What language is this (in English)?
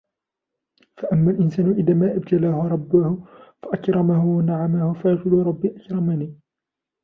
Arabic